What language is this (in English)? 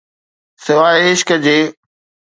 Sindhi